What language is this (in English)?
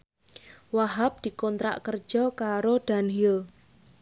Javanese